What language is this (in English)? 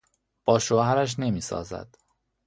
Persian